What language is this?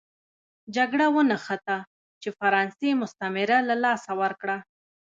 Pashto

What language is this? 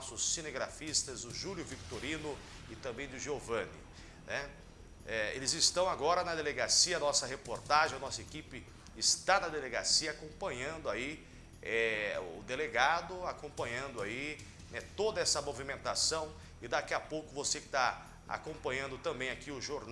Portuguese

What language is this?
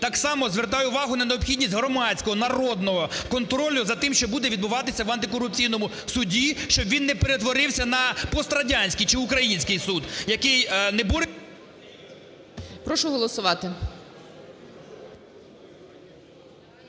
Ukrainian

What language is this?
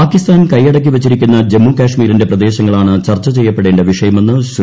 Malayalam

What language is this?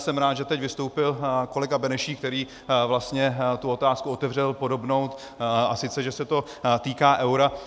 Czech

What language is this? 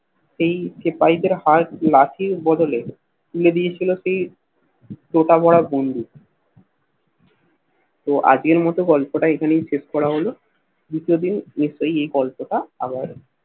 Bangla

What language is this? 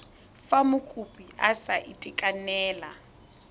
Tswana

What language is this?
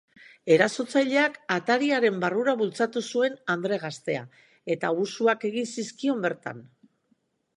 Basque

